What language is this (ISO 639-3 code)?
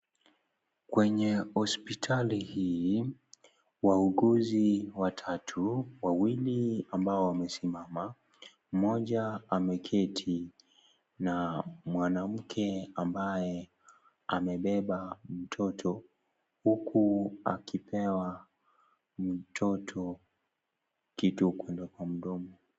swa